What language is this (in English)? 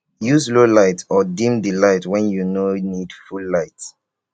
Nigerian Pidgin